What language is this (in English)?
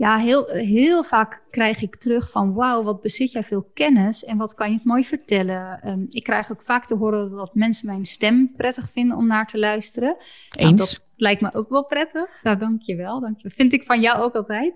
Dutch